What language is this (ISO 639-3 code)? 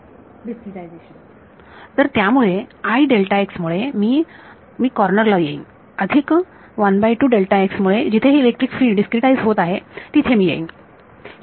mar